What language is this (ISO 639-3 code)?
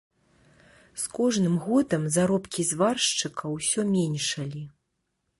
bel